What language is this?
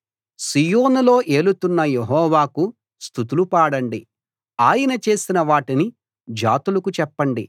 Telugu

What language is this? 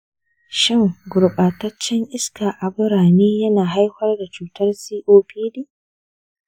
Hausa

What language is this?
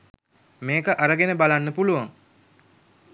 Sinhala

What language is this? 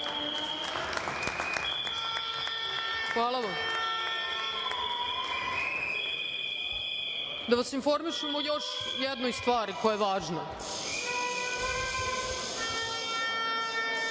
Serbian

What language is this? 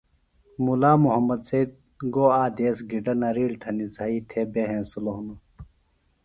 Phalura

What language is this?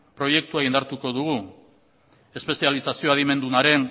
Basque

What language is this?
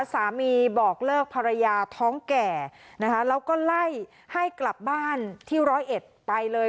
Thai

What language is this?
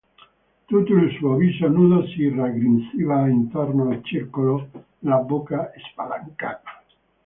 Italian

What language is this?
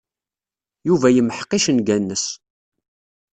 Kabyle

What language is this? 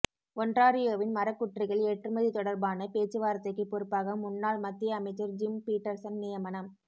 Tamil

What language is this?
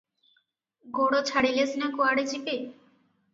Odia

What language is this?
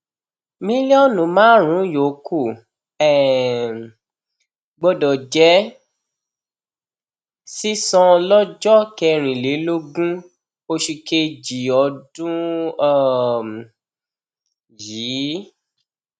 Yoruba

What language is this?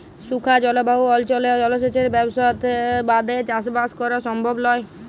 Bangla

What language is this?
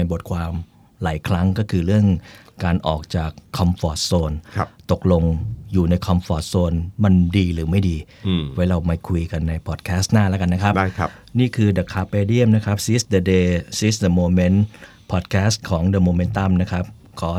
Thai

